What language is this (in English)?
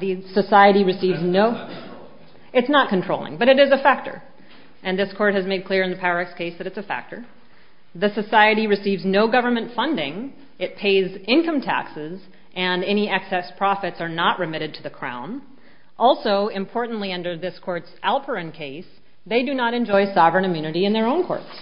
English